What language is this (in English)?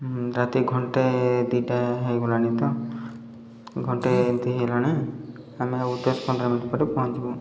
Odia